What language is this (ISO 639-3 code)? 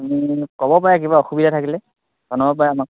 asm